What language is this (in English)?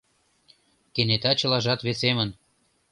Mari